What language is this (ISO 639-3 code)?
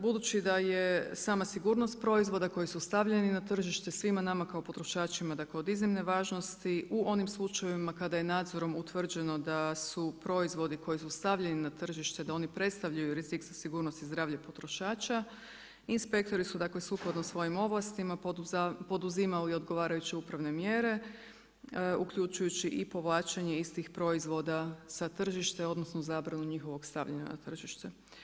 hrv